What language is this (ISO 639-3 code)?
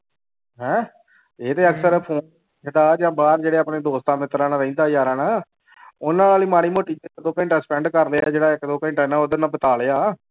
pan